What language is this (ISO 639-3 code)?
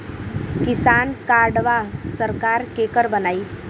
bho